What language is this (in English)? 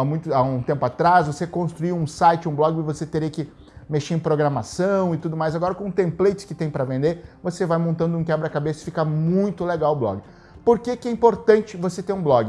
Portuguese